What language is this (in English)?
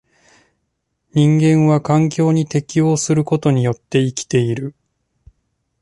Japanese